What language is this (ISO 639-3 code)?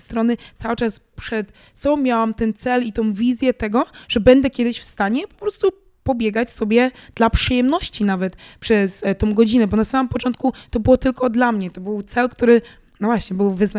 pol